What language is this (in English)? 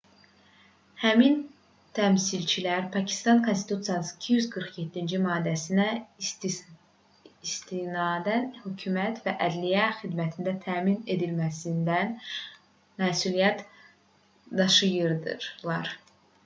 Azerbaijani